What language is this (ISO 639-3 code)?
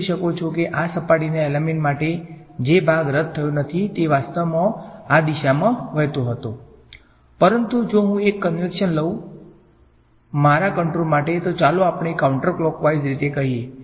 guj